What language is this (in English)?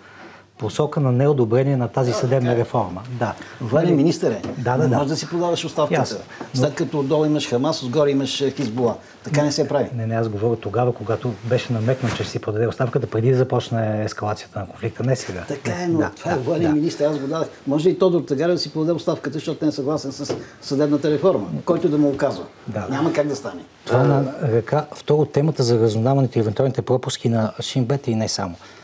Bulgarian